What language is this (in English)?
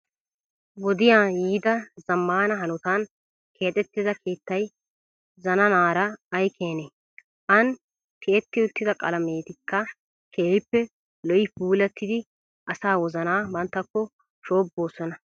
Wolaytta